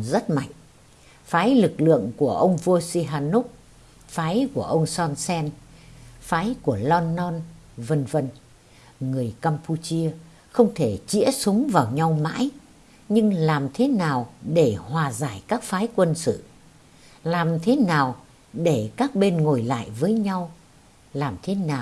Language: Vietnamese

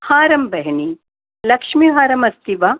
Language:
Sanskrit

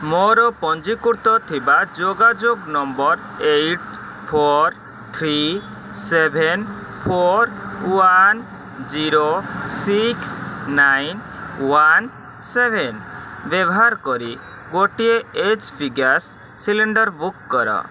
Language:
Odia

